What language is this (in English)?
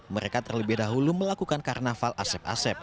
Indonesian